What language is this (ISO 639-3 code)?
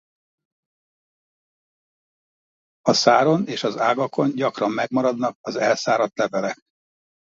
hun